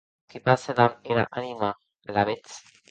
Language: Occitan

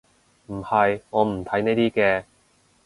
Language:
Cantonese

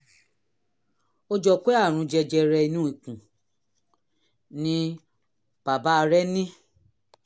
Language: Yoruba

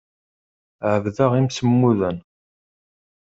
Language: Kabyle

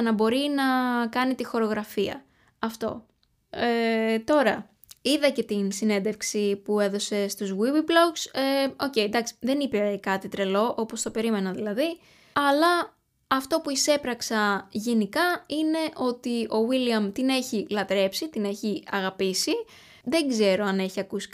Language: Greek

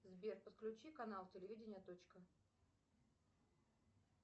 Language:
Russian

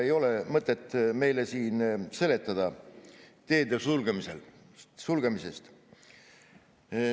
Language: Estonian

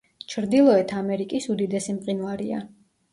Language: Georgian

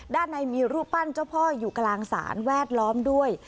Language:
Thai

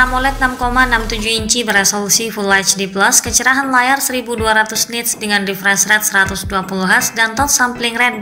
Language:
Indonesian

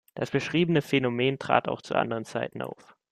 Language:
German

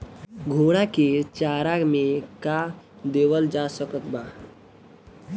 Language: Bhojpuri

